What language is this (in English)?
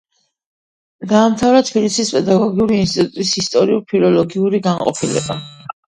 Georgian